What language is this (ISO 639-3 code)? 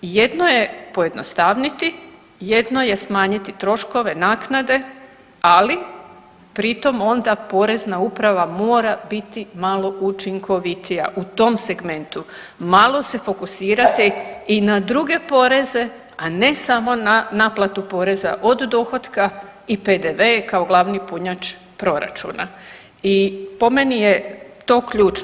hrv